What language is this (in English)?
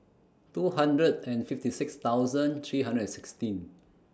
English